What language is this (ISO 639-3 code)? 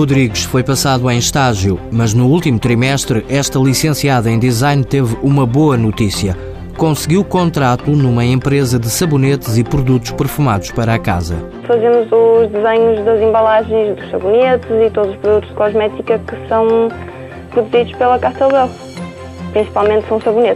por